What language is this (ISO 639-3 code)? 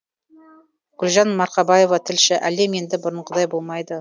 kaz